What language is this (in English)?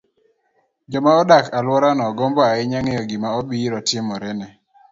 Luo (Kenya and Tanzania)